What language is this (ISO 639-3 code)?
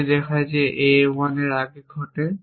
ben